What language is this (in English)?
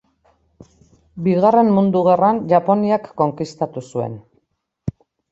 Basque